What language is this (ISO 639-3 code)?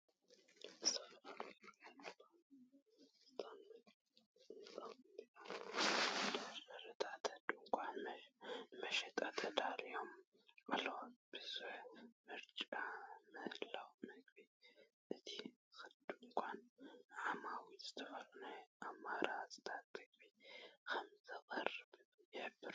tir